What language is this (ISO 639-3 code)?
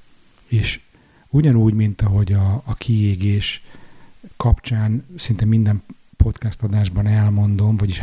hun